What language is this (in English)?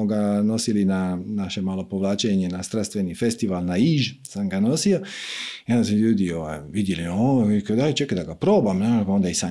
Croatian